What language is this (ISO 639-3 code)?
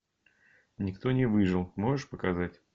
rus